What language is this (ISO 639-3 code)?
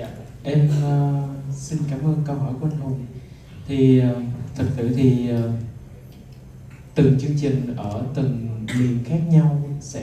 vie